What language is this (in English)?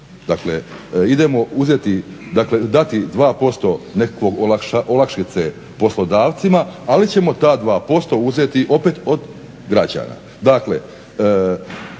Croatian